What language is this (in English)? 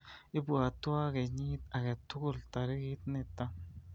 Kalenjin